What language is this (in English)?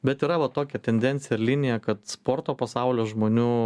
Lithuanian